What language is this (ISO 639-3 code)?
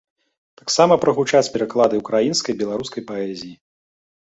bel